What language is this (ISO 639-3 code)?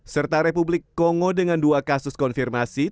ind